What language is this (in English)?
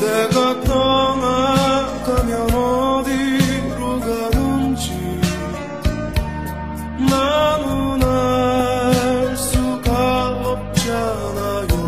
Arabic